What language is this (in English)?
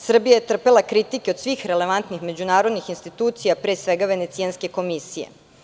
Serbian